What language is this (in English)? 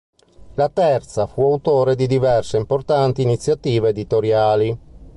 Italian